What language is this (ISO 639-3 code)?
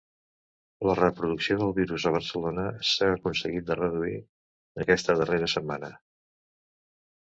cat